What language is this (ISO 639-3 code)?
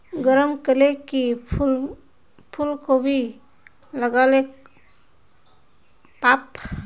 mag